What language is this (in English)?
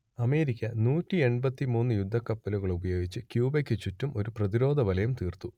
Malayalam